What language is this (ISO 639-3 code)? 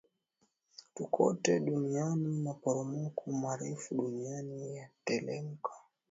swa